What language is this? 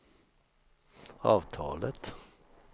Swedish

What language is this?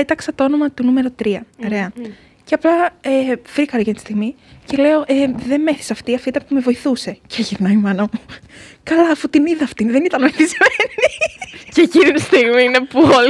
Greek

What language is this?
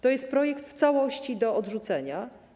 Polish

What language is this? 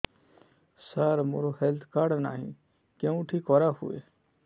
Odia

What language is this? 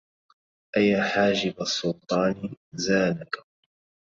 Arabic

